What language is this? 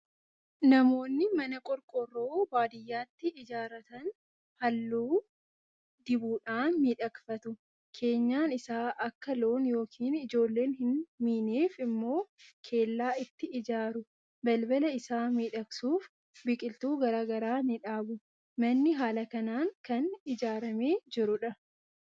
Oromo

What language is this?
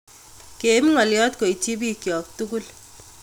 Kalenjin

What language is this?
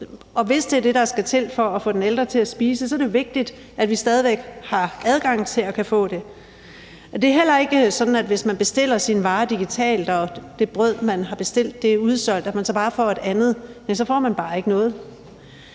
Danish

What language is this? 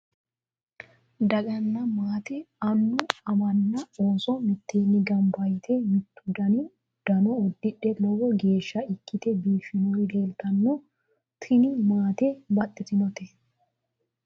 Sidamo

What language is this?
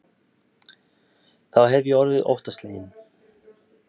Icelandic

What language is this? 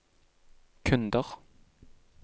Norwegian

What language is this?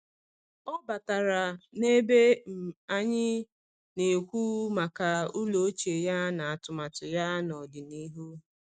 Igbo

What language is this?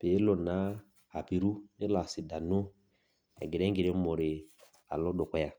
Masai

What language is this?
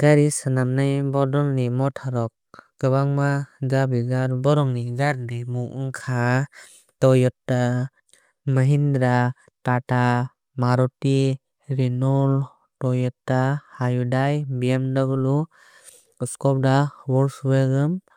Kok Borok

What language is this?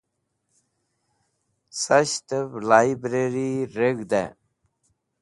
Wakhi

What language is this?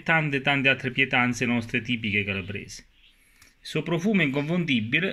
Italian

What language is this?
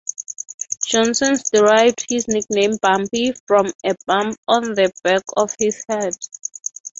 English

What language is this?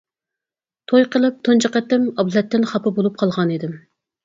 Uyghur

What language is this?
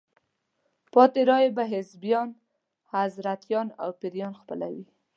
Pashto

